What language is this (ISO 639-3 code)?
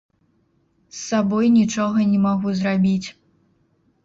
bel